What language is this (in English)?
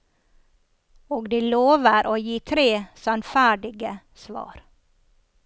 Norwegian